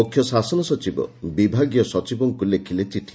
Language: Odia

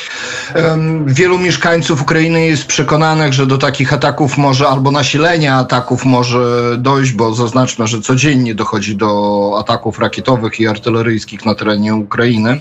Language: Polish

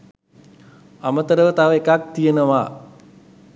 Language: Sinhala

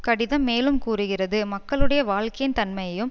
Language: Tamil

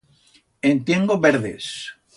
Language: Aragonese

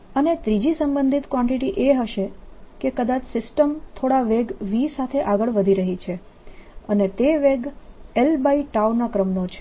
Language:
Gujarati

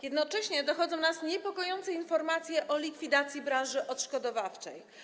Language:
Polish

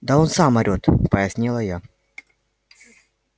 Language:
Russian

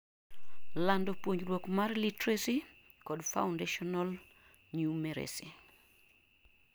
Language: Luo (Kenya and Tanzania)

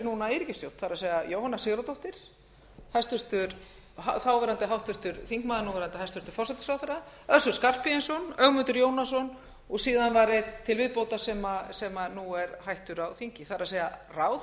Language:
Icelandic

